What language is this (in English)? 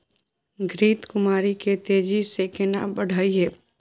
Maithili